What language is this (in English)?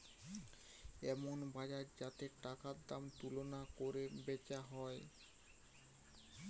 Bangla